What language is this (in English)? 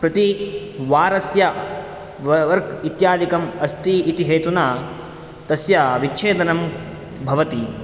Sanskrit